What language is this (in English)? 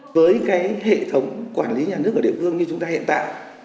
Vietnamese